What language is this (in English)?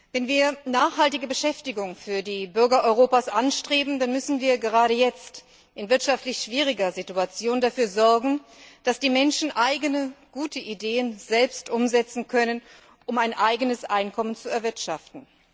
German